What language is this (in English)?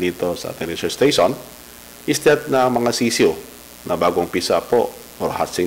Filipino